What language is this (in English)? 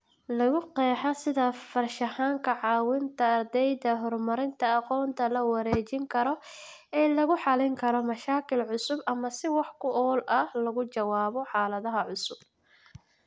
Somali